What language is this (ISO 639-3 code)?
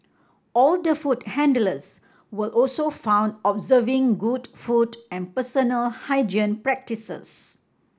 eng